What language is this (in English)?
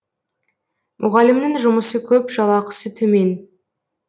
Kazakh